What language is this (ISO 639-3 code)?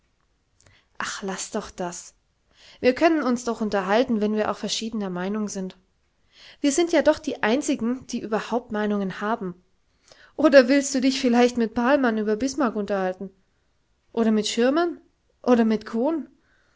deu